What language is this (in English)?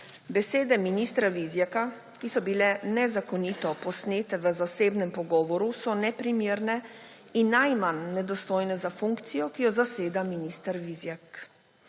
Slovenian